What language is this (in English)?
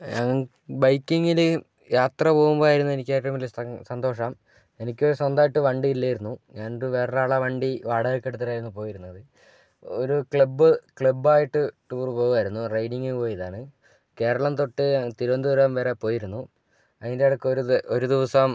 Malayalam